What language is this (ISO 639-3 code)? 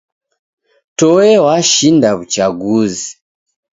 dav